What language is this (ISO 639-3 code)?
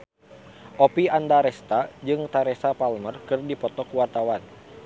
sun